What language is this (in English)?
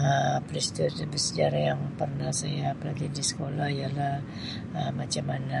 Sabah Malay